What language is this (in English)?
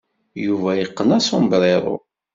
Kabyle